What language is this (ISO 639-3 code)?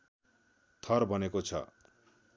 nep